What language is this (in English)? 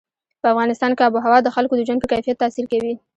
Pashto